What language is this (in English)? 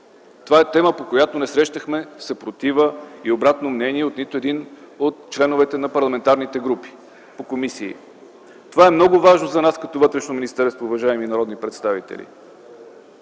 Bulgarian